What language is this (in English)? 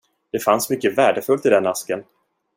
Swedish